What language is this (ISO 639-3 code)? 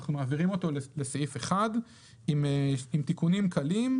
heb